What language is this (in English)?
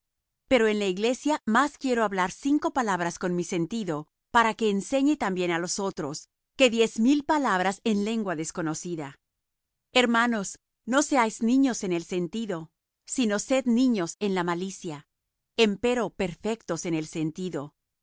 Spanish